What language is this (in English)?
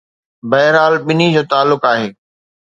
Sindhi